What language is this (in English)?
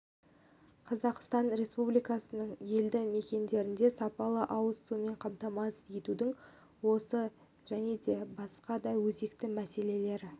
Kazakh